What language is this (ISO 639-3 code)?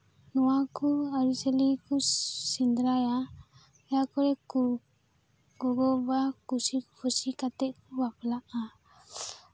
sat